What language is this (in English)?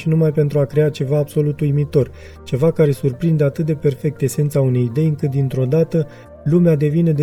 Romanian